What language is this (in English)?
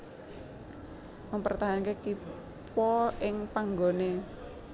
Javanese